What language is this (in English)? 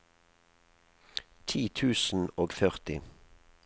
Norwegian